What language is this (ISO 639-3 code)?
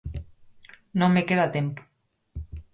glg